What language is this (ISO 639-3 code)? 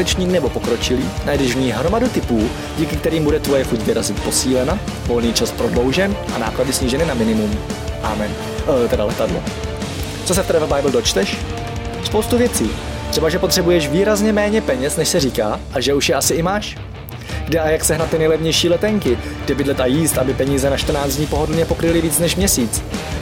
ces